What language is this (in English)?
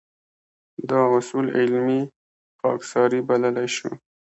Pashto